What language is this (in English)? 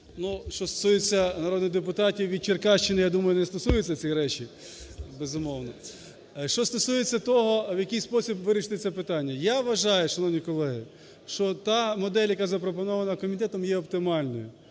Ukrainian